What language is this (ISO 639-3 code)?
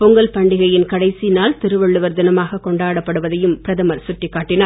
tam